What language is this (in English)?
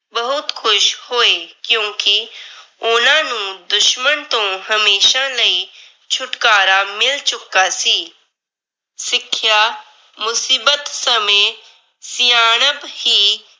Punjabi